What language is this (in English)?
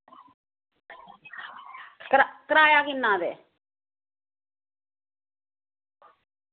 Dogri